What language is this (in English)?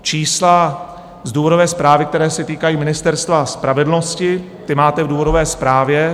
Czech